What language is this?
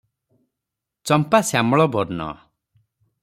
Odia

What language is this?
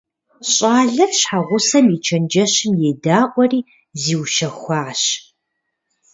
Kabardian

